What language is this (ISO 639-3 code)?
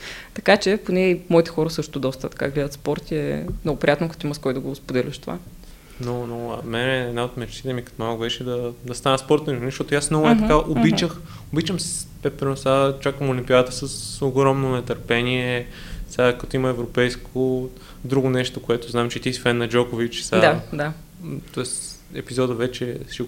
bul